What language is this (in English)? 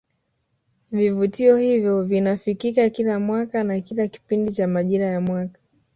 Swahili